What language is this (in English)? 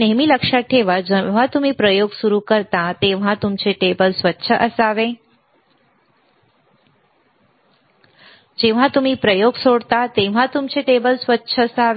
Marathi